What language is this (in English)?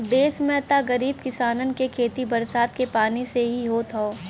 Bhojpuri